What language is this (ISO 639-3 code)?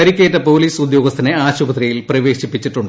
mal